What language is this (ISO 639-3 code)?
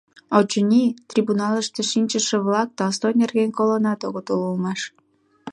chm